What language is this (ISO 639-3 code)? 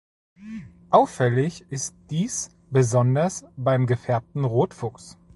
deu